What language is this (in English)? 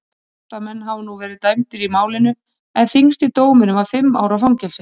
Icelandic